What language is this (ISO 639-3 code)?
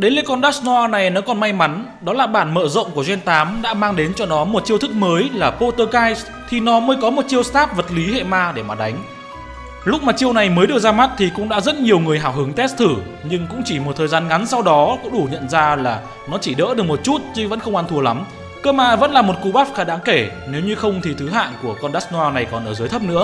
vie